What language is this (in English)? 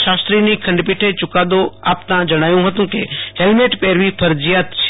Gujarati